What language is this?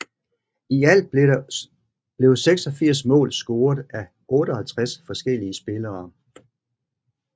Danish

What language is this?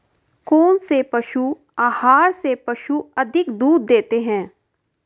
Hindi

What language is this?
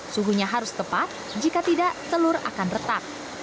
Indonesian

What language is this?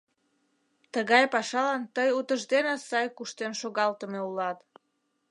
Mari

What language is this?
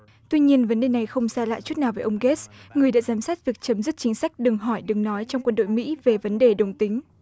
Vietnamese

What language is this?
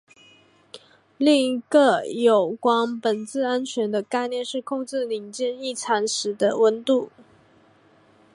Chinese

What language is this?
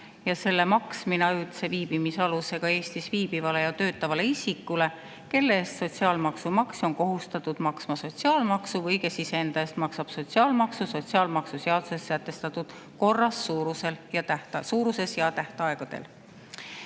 Estonian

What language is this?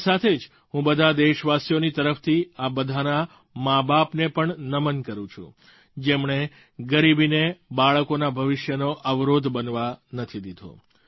Gujarati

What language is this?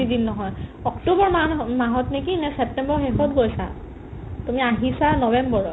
Assamese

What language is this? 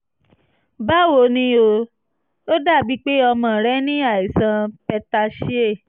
Yoruba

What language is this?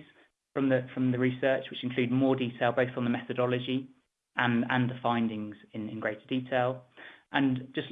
English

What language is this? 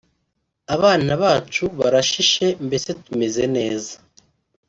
Kinyarwanda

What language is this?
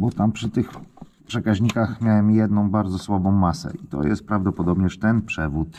Polish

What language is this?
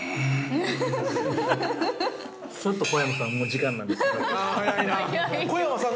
Japanese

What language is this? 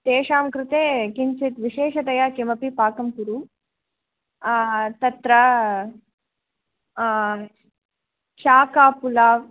Sanskrit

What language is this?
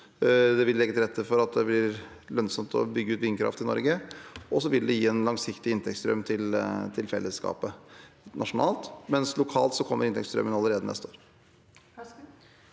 Norwegian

